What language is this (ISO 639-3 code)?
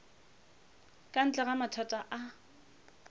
nso